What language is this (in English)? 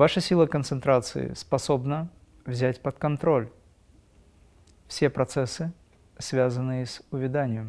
Russian